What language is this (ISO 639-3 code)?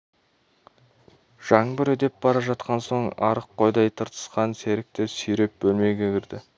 kaz